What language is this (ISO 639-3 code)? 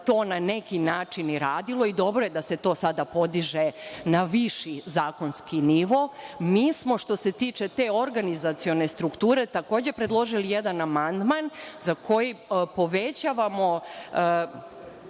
srp